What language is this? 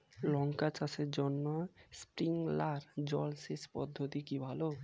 Bangla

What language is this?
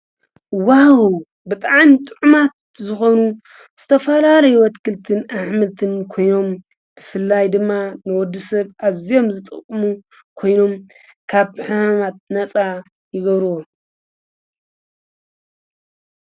Tigrinya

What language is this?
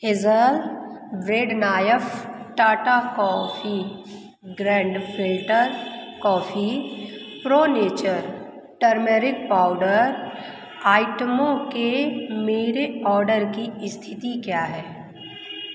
Hindi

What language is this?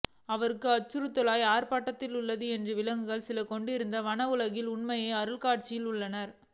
Tamil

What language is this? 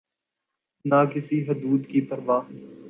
Urdu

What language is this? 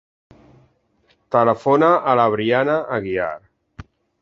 Catalan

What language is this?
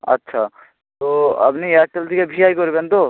Bangla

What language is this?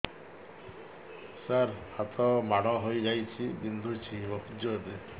Odia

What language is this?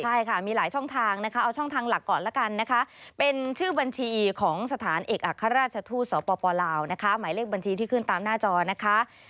Thai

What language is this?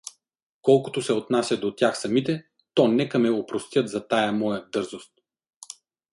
Bulgarian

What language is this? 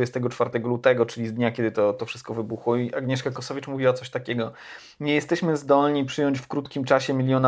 Polish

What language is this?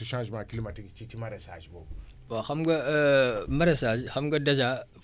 Wolof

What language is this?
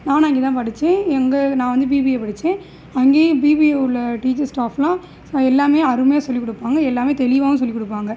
Tamil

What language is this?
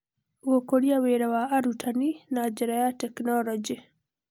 Kikuyu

